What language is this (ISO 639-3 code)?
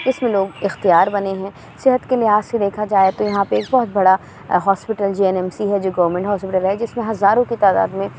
urd